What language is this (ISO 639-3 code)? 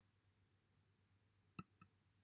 cym